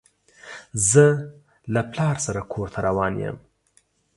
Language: Pashto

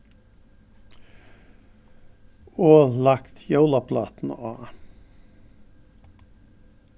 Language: Faroese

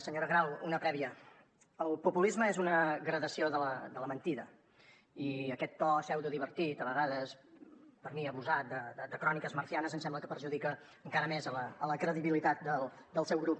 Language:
Catalan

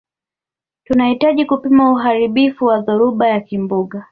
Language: Swahili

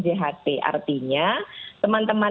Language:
Indonesian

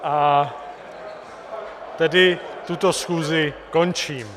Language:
Czech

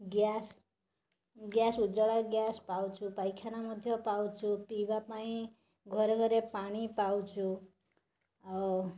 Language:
Odia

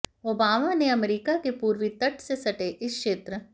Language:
Hindi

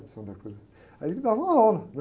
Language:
Portuguese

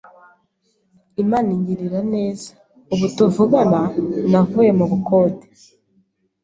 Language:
Kinyarwanda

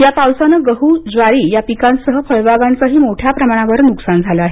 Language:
Marathi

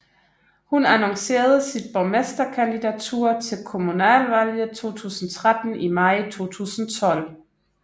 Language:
Danish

